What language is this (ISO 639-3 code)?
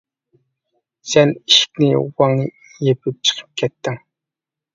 uig